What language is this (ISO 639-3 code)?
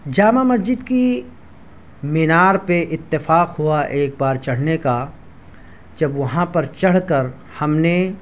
urd